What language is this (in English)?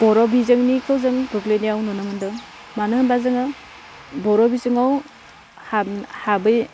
Bodo